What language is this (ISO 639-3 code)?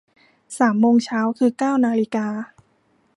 tha